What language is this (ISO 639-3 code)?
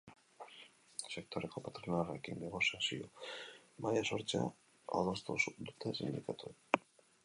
eus